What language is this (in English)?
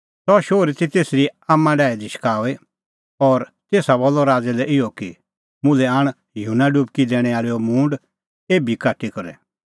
Kullu Pahari